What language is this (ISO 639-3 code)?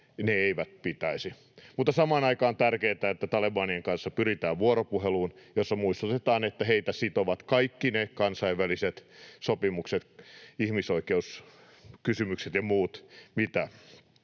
fin